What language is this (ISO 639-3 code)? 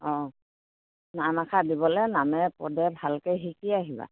asm